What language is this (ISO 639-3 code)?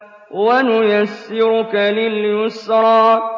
ara